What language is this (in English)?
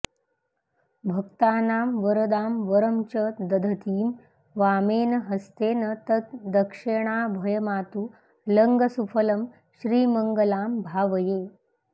Sanskrit